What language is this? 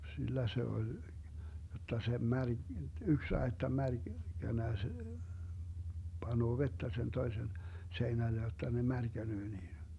Finnish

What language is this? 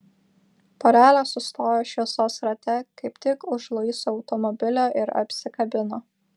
Lithuanian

